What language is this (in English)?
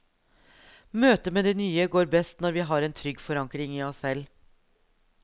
Norwegian